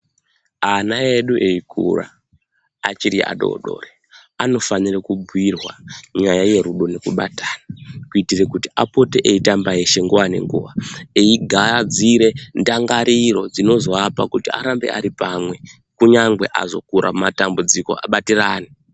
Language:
Ndau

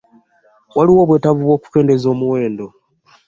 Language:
Ganda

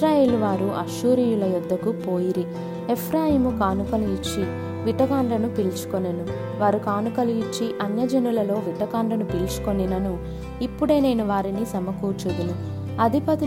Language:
Telugu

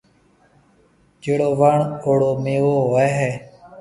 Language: Marwari (Pakistan)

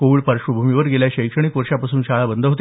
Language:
Marathi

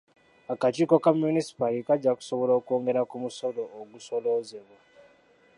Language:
Ganda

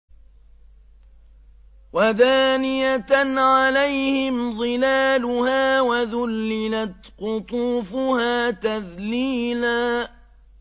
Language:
Arabic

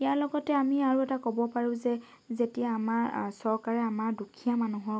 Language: Assamese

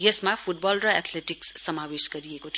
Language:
Nepali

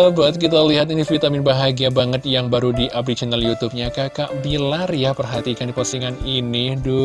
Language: Indonesian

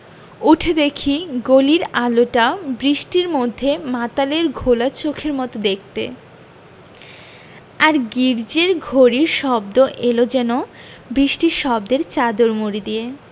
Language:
Bangla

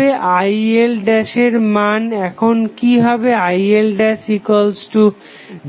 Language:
Bangla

